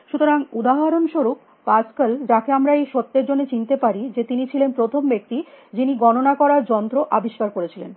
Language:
Bangla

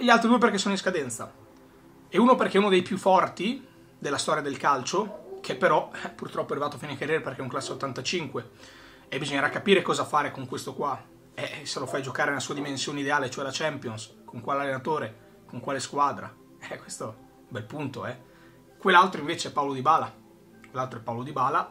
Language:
Italian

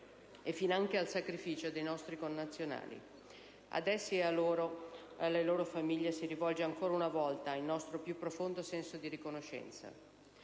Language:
Italian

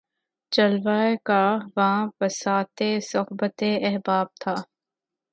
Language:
Urdu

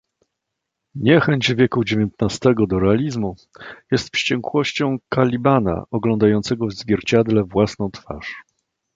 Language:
Polish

